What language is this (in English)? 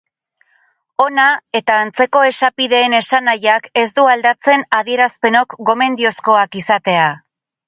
Basque